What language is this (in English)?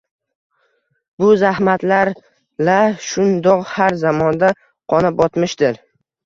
Uzbek